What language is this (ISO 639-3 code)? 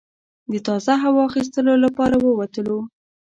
pus